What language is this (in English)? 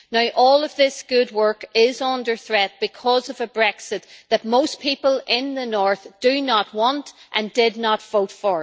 English